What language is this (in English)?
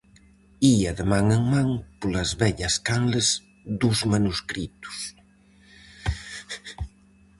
Galician